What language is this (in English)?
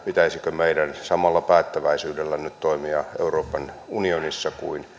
Finnish